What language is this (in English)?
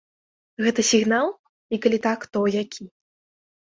Belarusian